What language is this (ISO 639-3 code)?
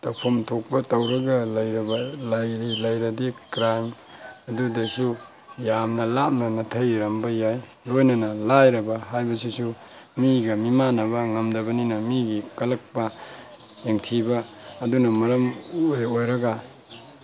mni